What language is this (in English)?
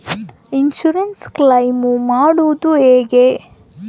Kannada